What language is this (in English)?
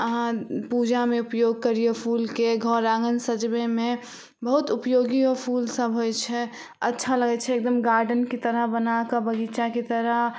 Maithili